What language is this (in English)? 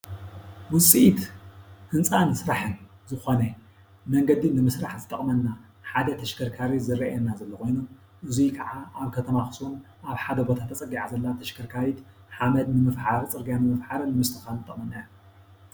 Tigrinya